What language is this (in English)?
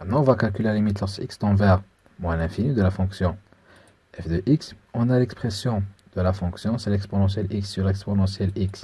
French